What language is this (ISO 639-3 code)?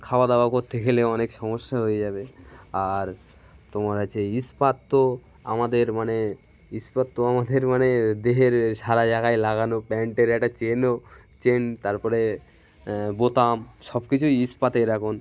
ben